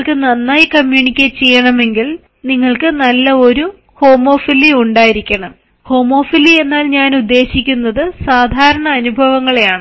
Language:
Malayalam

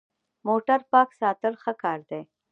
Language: Pashto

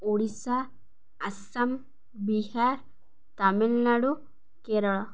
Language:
Odia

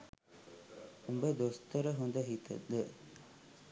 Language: Sinhala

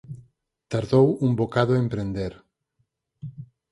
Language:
Galician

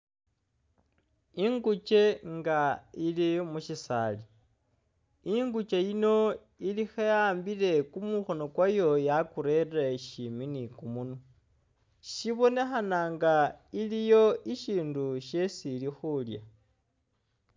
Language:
Masaaba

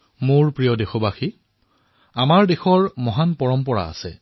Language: Assamese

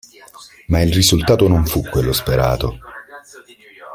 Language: Italian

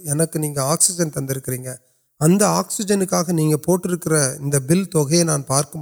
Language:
Urdu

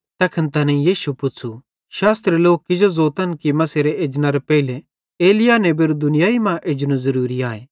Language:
Bhadrawahi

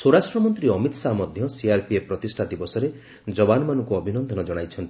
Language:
Odia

